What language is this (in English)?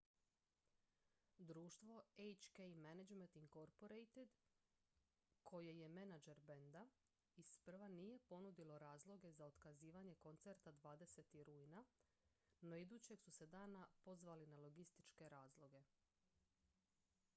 Croatian